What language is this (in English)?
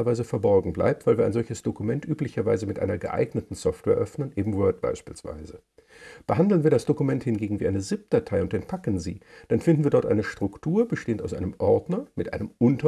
German